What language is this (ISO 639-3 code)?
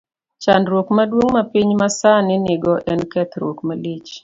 luo